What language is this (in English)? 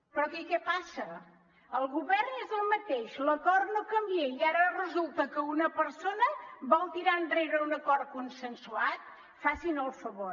Catalan